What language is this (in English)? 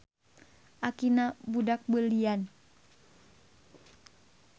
Sundanese